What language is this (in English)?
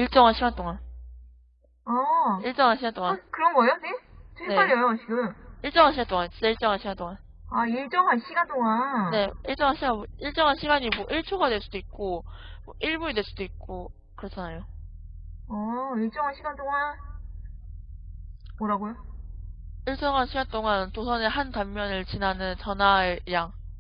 Korean